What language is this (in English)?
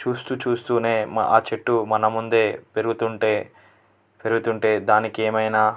Telugu